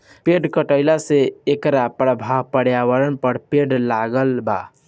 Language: Bhojpuri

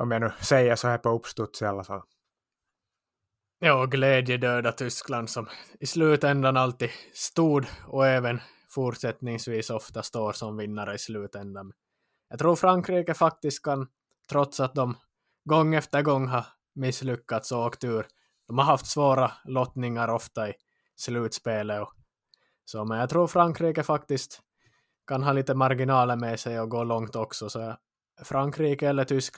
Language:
Swedish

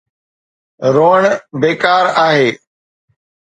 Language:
Sindhi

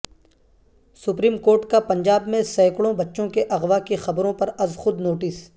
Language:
Urdu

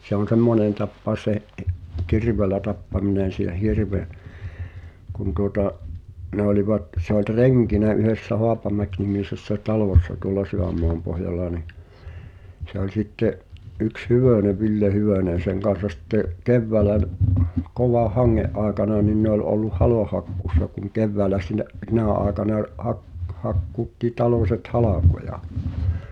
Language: Finnish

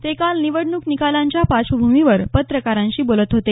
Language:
Marathi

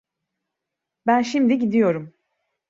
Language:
Turkish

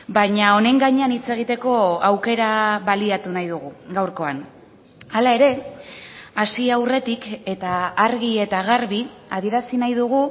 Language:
Basque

